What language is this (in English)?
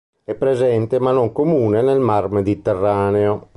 Italian